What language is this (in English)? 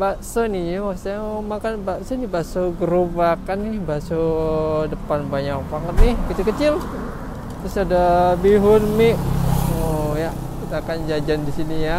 Indonesian